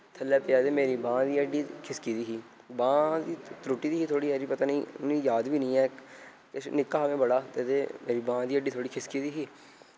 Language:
Dogri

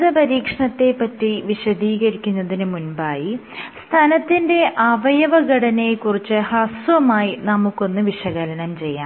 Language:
Malayalam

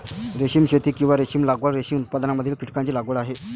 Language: Marathi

